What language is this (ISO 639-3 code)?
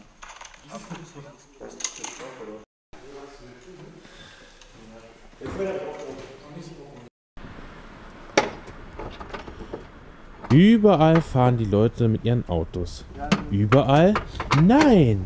deu